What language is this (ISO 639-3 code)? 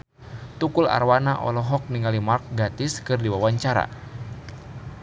sun